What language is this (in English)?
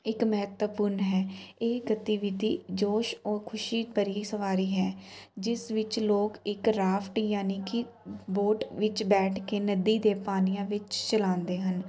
Punjabi